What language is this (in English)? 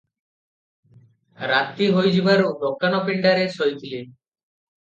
Odia